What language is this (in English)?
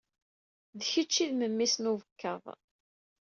Kabyle